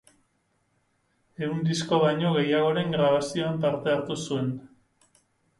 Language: Basque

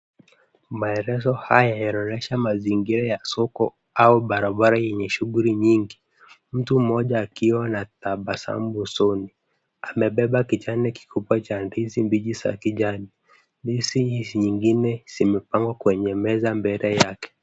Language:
Swahili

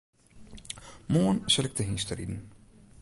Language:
Western Frisian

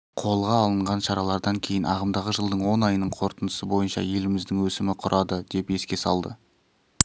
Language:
Kazakh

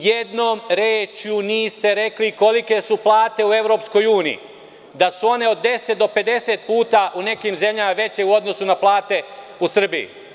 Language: Serbian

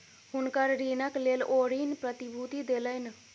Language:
Maithili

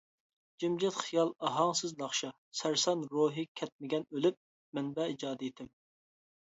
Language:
Uyghur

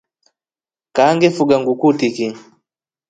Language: Rombo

